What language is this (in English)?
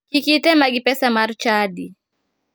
Luo (Kenya and Tanzania)